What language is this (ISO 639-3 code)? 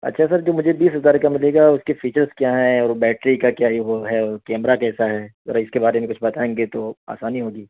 urd